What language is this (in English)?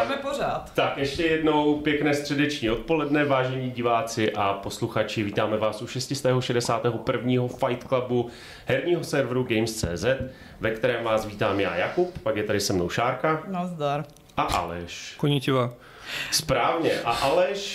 Czech